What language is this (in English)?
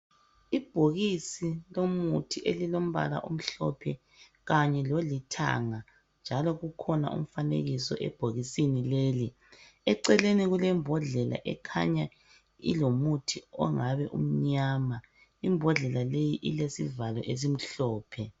North Ndebele